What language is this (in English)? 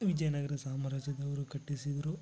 Kannada